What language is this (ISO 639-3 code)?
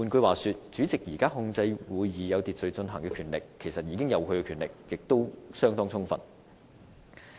yue